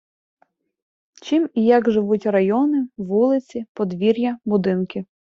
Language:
Ukrainian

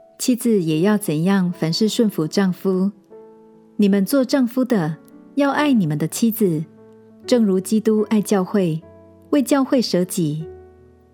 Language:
Chinese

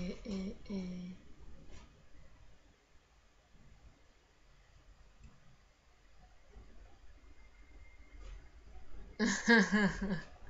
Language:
Spanish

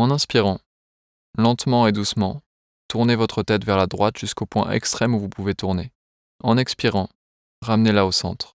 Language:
French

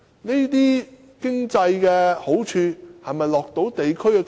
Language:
Cantonese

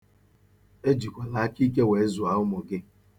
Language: Igbo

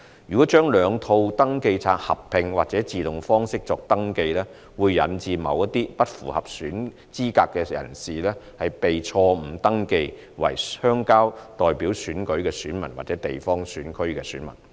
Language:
Cantonese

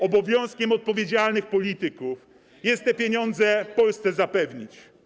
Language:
Polish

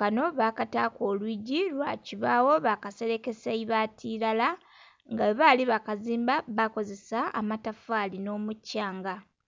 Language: Soga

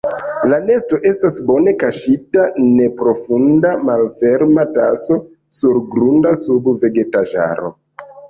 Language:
Esperanto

